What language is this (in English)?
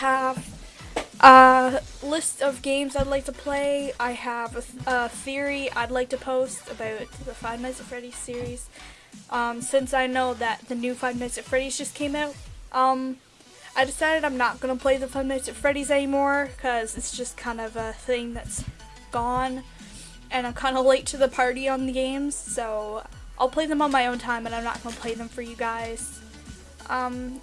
English